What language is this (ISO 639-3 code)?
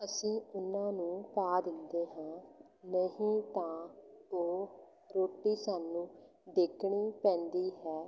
pan